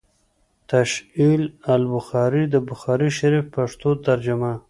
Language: Pashto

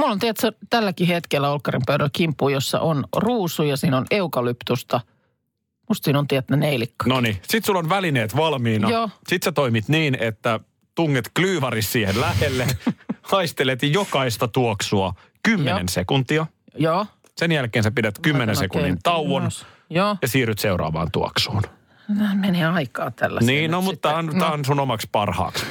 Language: Finnish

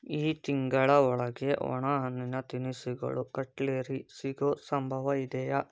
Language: Kannada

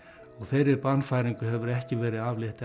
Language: Icelandic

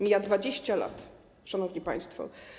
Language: Polish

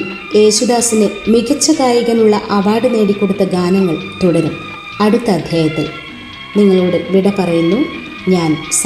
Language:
Malayalam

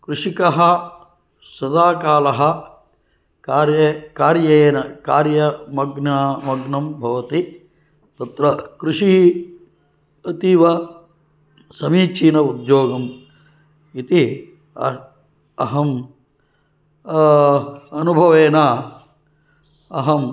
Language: Sanskrit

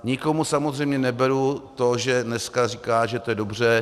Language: Czech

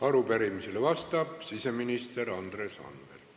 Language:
Estonian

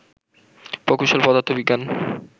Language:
Bangla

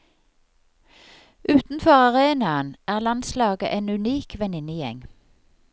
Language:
Norwegian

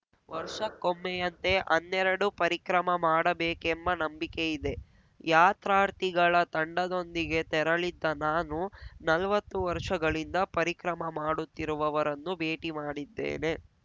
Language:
Kannada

